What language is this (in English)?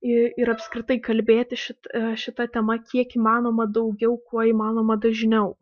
Lithuanian